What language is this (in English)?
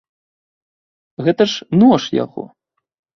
Belarusian